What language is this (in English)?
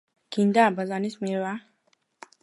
Georgian